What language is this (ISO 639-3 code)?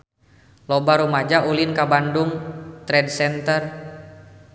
sun